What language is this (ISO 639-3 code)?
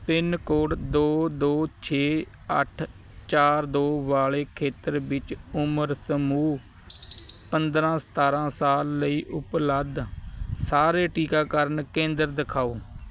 pan